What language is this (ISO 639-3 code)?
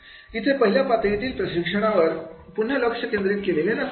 mar